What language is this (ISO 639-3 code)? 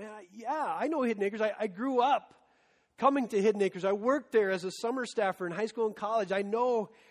eng